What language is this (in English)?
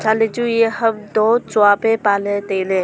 Wancho Naga